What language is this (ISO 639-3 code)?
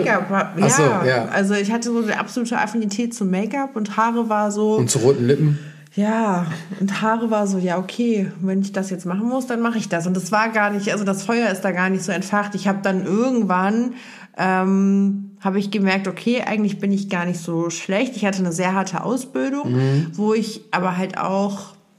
deu